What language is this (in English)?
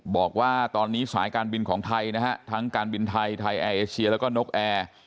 Thai